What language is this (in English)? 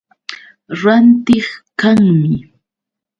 Yauyos Quechua